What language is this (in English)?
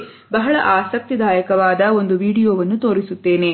Kannada